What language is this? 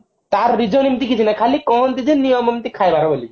Odia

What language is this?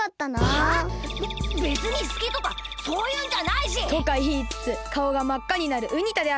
Japanese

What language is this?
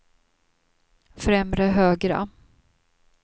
Swedish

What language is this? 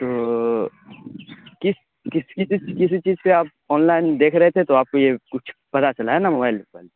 Urdu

